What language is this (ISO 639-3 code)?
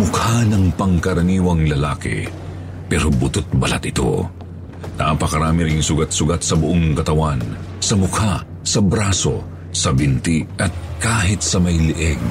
fil